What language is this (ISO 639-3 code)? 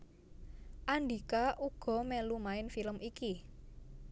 jav